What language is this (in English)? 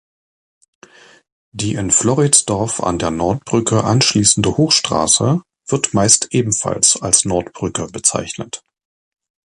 German